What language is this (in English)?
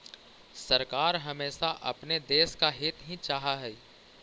Magahi